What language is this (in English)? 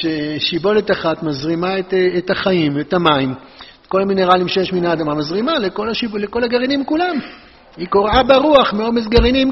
Hebrew